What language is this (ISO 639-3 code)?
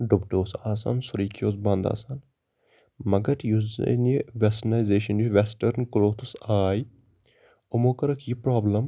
kas